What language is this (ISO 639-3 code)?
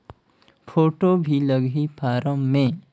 hne